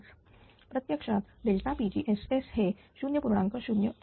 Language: Marathi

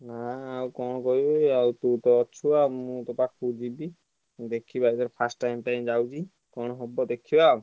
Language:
Odia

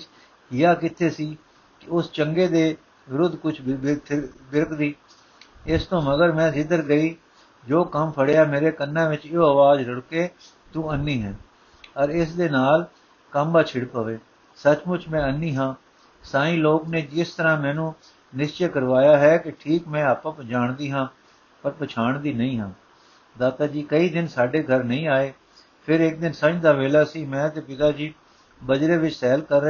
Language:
Punjabi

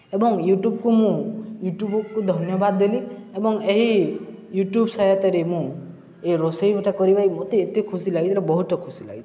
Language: Odia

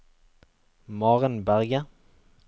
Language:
Norwegian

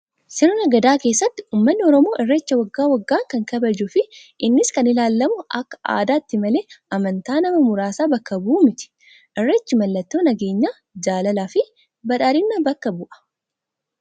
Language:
Oromo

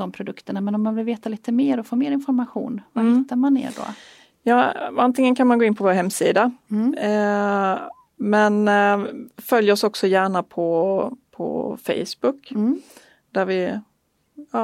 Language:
Swedish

